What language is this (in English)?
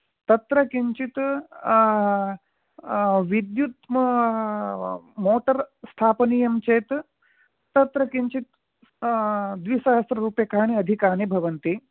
Sanskrit